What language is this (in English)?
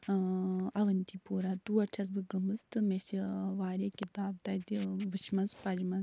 Kashmiri